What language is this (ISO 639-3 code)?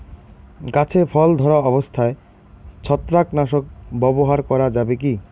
ben